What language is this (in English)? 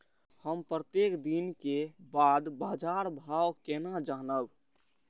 Maithili